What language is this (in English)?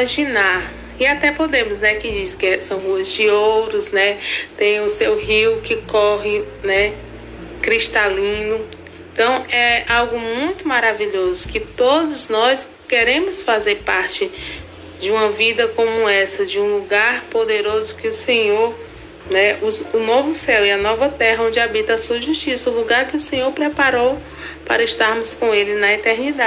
Portuguese